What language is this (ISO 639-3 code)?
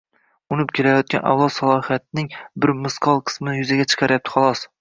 uzb